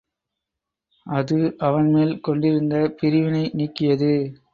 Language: Tamil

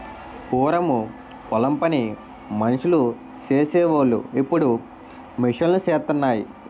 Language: Telugu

